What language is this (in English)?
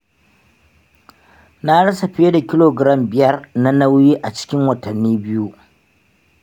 Hausa